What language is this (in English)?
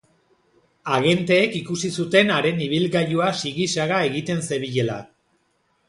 Basque